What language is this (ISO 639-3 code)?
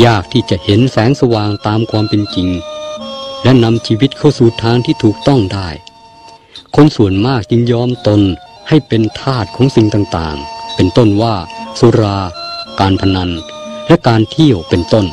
tha